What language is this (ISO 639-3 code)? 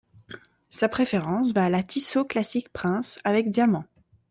fra